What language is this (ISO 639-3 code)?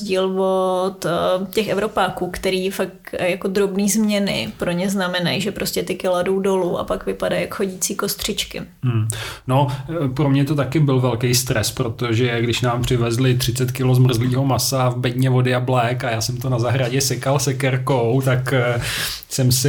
ces